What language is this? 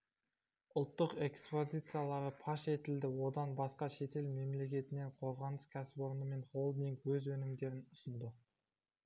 Kazakh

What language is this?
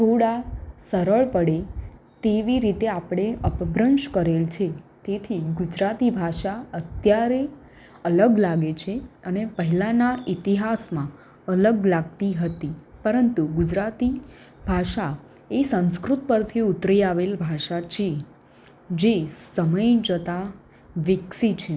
Gujarati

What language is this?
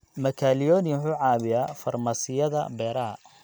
Somali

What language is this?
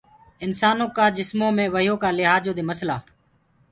Gurgula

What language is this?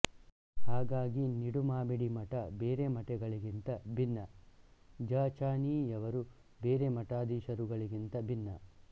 Kannada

